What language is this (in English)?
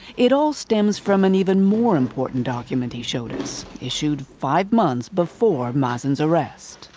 English